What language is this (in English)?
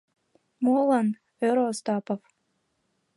Mari